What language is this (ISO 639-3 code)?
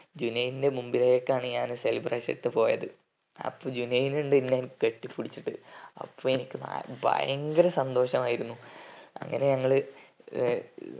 mal